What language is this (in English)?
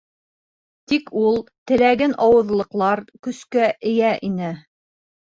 Bashkir